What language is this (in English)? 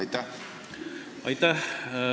Estonian